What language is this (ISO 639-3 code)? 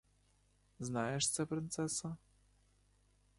ukr